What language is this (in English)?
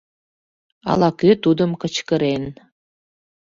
Mari